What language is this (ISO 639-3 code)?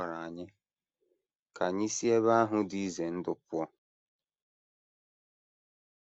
ibo